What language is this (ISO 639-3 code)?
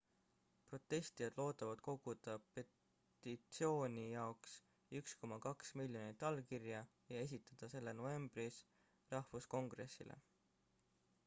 est